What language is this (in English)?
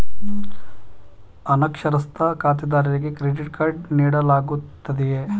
Kannada